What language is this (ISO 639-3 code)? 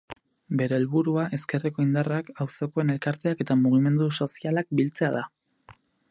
eus